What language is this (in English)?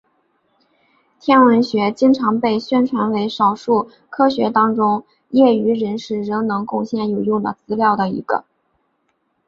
Chinese